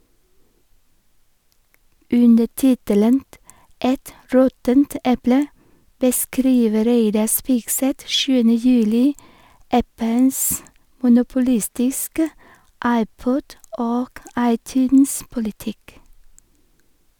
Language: Norwegian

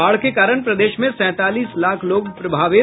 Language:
Hindi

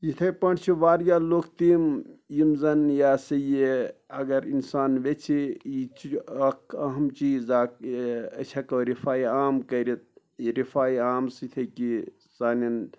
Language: Kashmiri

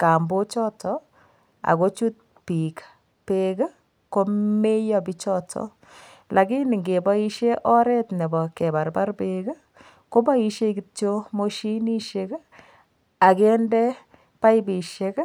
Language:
Kalenjin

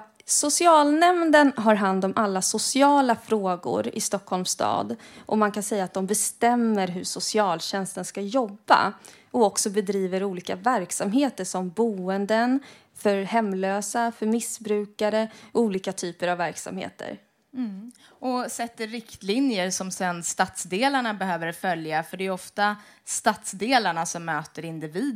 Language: Swedish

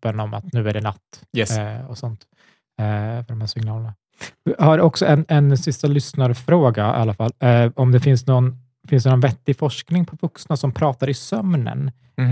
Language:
Swedish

